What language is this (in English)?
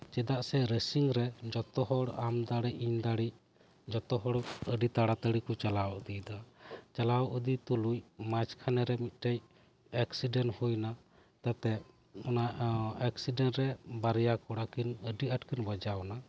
Santali